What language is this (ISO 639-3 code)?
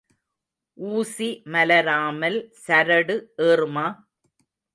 tam